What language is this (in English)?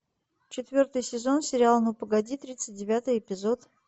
Russian